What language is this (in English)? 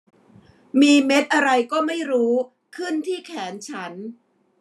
Thai